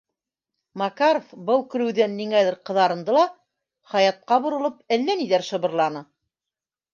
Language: Bashkir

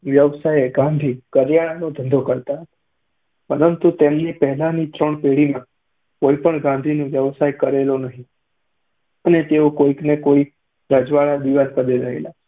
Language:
Gujarati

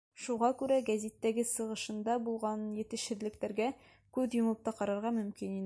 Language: Bashkir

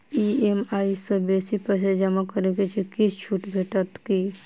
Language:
Maithili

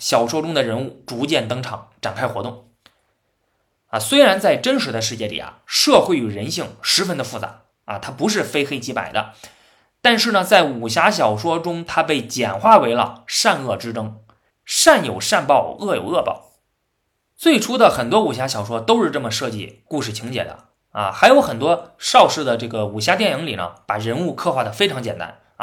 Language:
Chinese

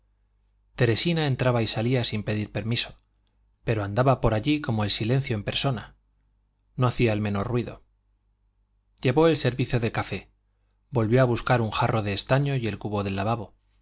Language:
Spanish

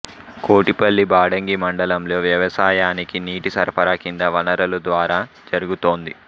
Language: Telugu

